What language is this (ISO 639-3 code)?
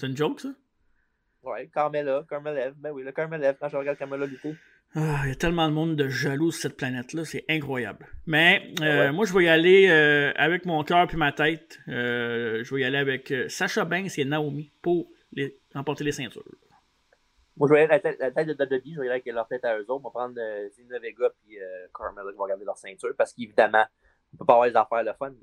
fra